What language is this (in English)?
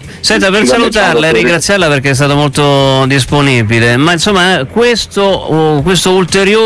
Italian